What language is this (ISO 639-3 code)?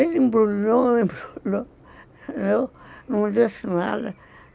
por